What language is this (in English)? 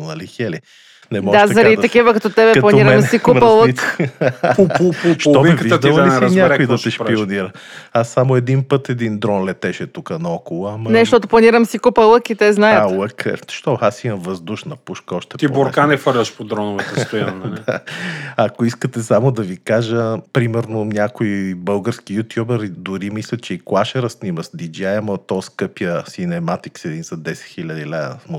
Bulgarian